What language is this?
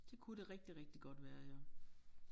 Danish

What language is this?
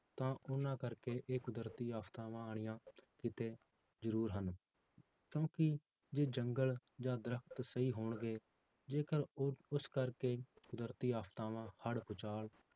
Punjabi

